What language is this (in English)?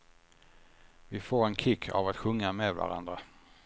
Swedish